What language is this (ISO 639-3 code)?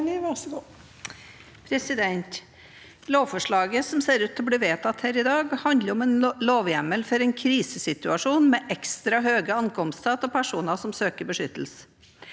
nor